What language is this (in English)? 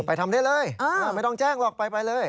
Thai